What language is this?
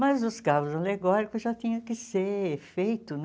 Portuguese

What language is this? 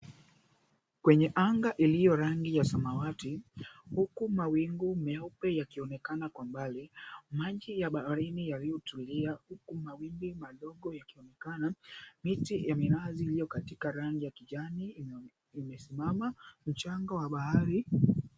Swahili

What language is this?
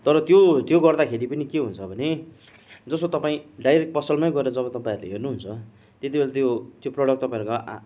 Nepali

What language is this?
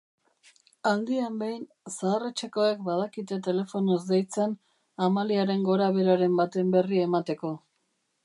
Basque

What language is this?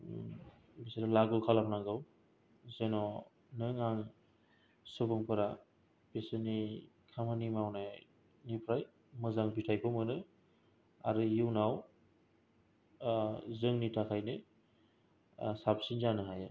Bodo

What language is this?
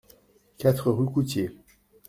French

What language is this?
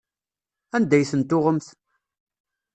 Kabyle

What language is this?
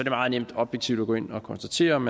Danish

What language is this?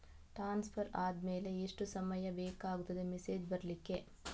Kannada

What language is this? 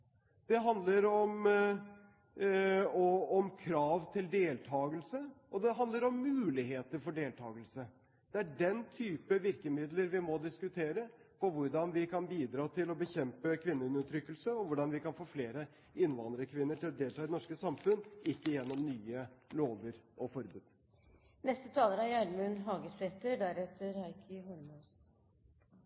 Norwegian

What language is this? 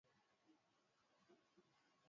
Swahili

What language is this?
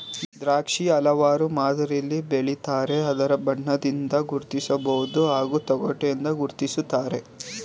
Kannada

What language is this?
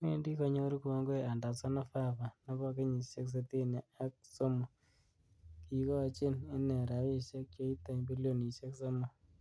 Kalenjin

